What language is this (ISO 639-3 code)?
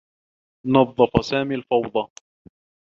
ara